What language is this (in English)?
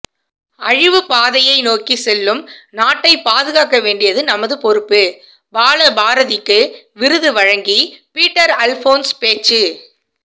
Tamil